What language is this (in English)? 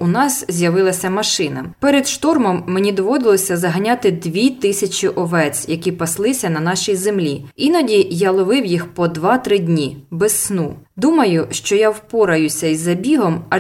Ukrainian